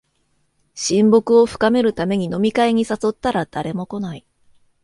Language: Japanese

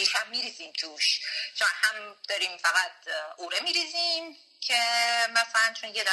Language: Persian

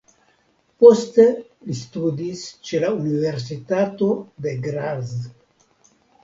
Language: Esperanto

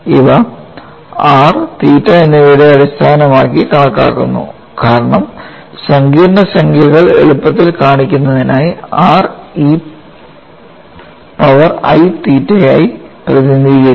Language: Malayalam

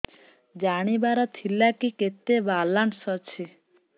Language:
Odia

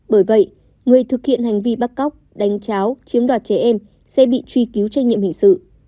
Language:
Vietnamese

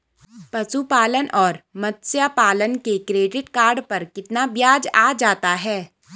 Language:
Hindi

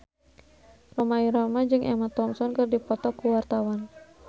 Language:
Sundanese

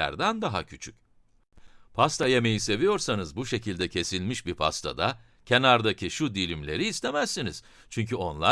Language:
Turkish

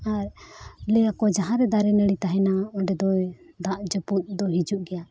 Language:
Santali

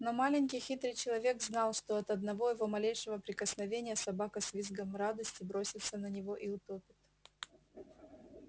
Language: Russian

